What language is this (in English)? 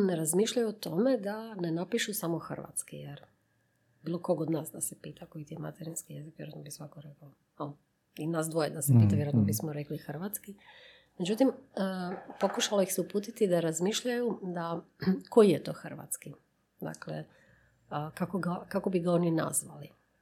Croatian